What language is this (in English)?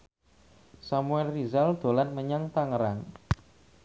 Javanese